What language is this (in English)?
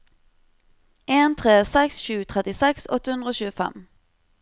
Norwegian